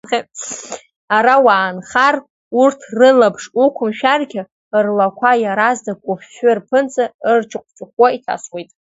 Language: Abkhazian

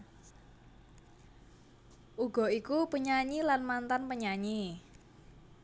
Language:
Javanese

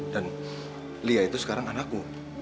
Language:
Indonesian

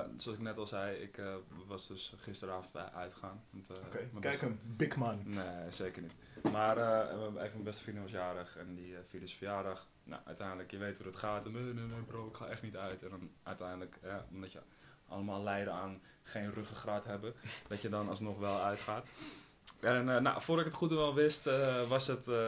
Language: Dutch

